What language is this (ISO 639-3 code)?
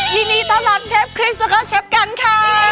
tha